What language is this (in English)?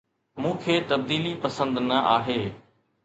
Sindhi